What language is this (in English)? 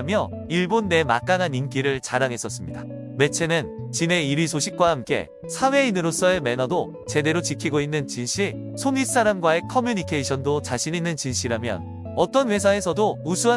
Korean